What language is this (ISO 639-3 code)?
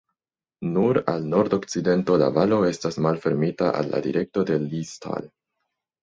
epo